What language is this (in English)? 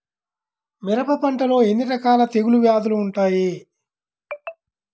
Telugu